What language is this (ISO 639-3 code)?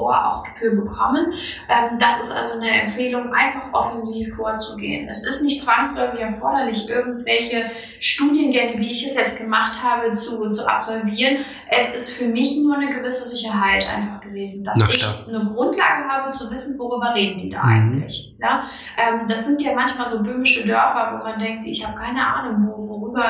deu